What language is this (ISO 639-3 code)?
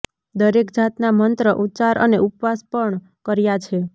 guj